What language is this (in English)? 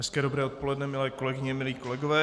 Czech